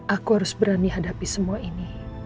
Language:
Indonesian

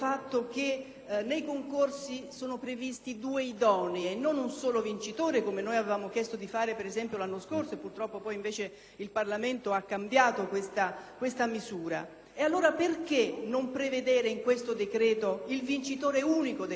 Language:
Italian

